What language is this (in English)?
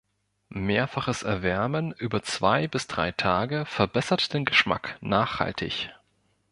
German